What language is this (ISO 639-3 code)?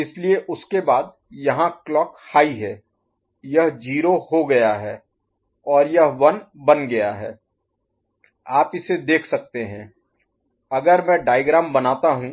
hin